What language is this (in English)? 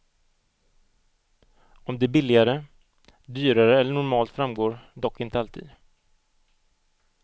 Swedish